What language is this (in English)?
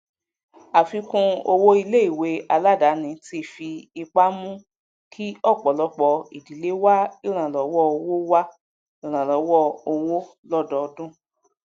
Yoruba